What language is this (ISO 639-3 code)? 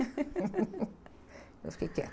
por